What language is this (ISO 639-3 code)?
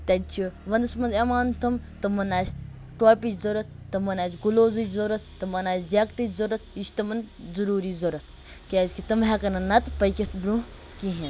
kas